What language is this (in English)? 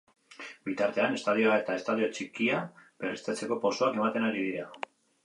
Basque